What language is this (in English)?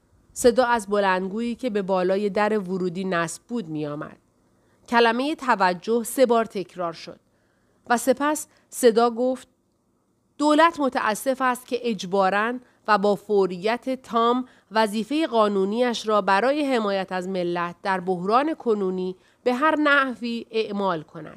Persian